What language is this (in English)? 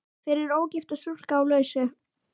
Icelandic